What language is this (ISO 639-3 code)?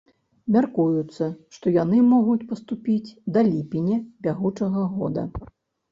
bel